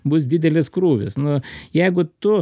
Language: Lithuanian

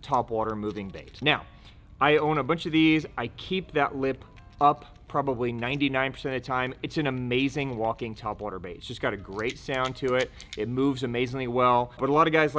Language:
English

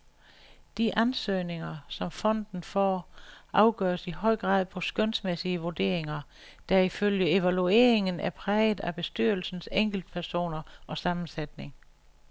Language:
Danish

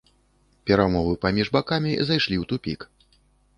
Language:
Belarusian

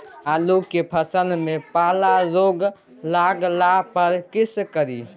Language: Maithili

